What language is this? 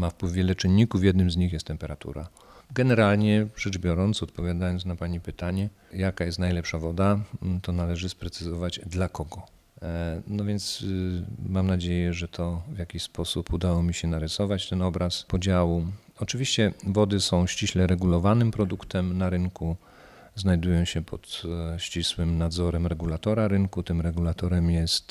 Polish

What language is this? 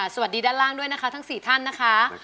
Thai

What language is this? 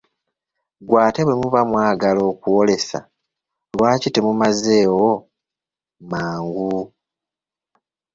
Ganda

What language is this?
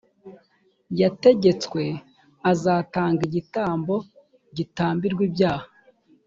Kinyarwanda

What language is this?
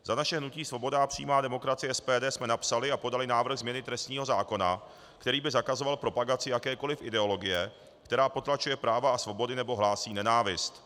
Czech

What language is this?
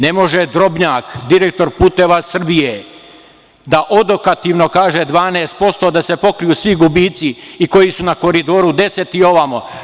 Serbian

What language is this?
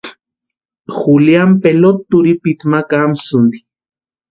Western Highland Purepecha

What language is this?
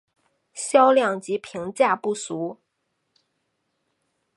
Chinese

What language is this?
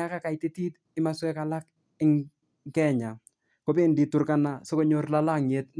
Kalenjin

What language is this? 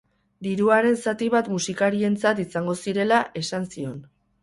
Basque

